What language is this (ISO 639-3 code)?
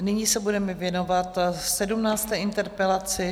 ces